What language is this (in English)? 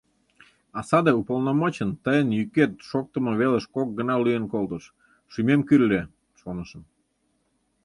Mari